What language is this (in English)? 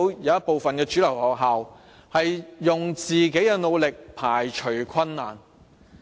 Cantonese